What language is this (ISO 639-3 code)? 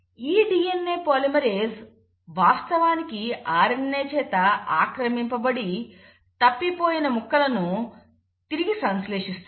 tel